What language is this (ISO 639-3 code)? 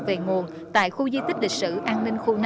vie